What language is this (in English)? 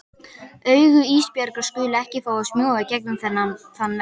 Icelandic